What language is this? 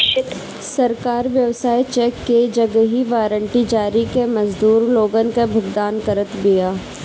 Bhojpuri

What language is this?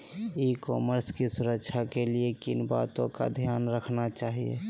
Magahi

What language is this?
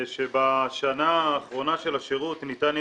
Hebrew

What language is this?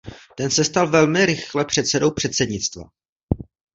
Czech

